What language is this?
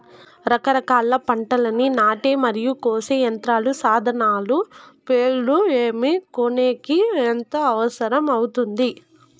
Telugu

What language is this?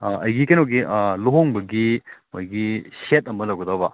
Manipuri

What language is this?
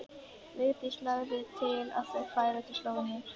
Icelandic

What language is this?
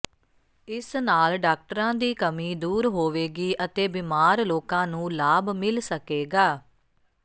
Punjabi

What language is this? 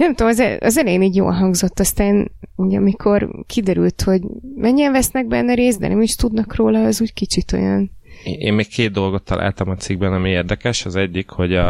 Hungarian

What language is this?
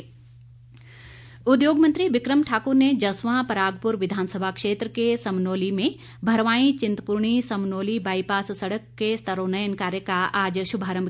Hindi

